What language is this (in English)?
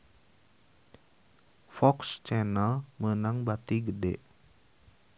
Sundanese